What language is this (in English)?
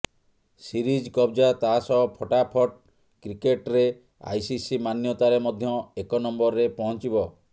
Odia